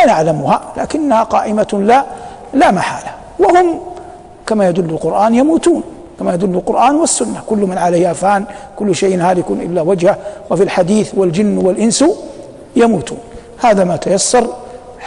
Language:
Arabic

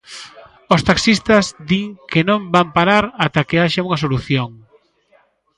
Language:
Galician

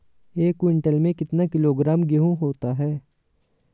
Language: Hindi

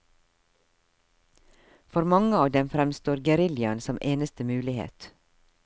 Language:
Norwegian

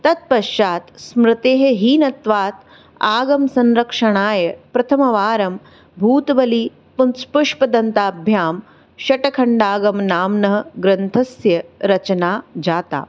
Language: Sanskrit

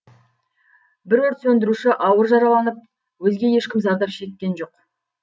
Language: Kazakh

